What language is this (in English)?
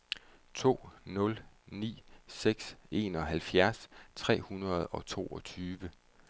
Danish